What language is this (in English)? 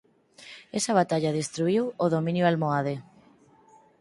Galician